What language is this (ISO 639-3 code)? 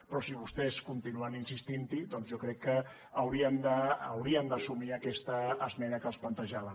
cat